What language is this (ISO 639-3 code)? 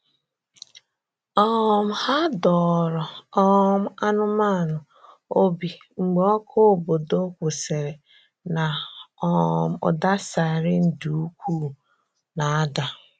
ibo